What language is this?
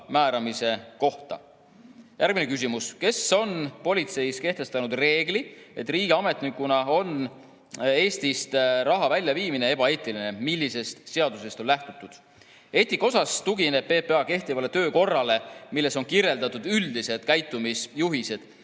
Estonian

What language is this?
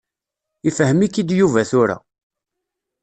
Kabyle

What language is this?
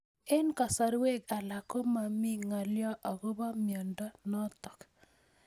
Kalenjin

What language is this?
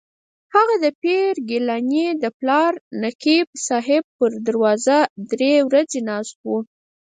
Pashto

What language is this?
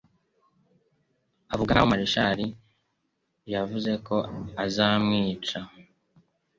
Kinyarwanda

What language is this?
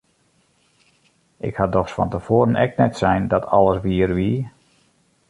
Western Frisian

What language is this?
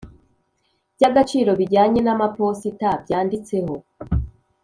Kinyarwanda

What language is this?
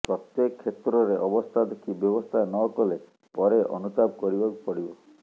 Odia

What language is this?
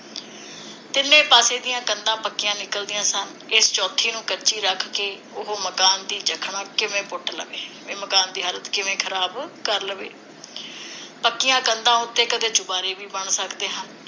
Punjabi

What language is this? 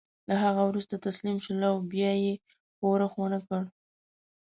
Pashto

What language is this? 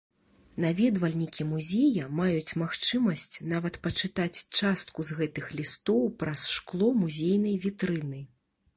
Belarusian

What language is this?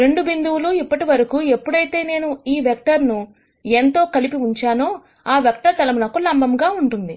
Telugu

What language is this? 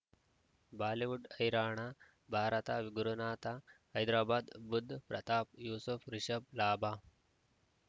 Kannada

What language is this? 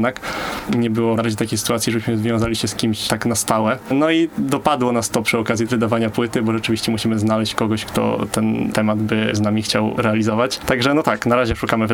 Polish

